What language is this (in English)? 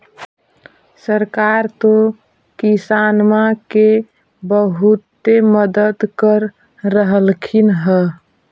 Magahi